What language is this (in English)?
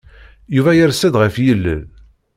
Kabyle